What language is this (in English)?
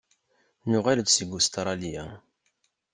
Kabyle